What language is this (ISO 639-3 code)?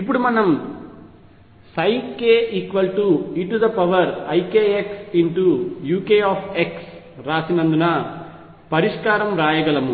tel